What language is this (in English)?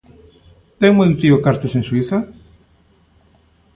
Galician